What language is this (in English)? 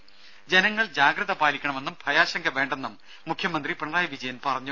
Malayalam